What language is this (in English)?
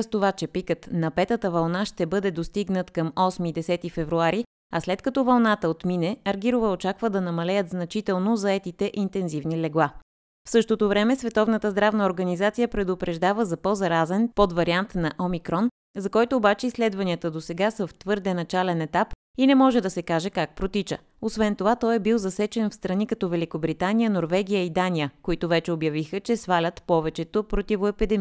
Bulgarian